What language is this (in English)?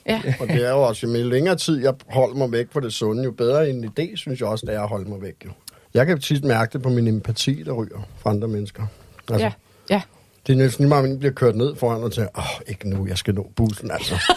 Danish